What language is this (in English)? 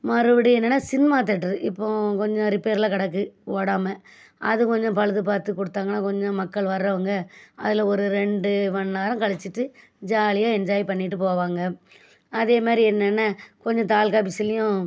Tamil